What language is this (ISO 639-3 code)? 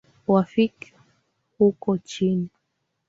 swa